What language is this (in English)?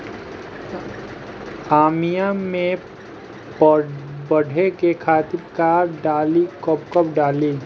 Bhojpuri